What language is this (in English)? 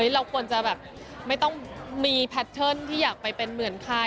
Thai